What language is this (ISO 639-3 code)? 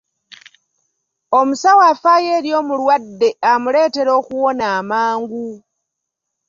lug